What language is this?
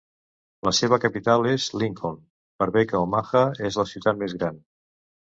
Catalan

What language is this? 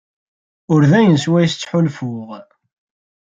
Kabyle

